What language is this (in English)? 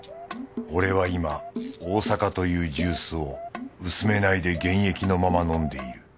Japanese